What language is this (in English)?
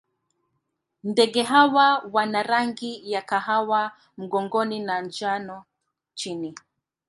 Swahili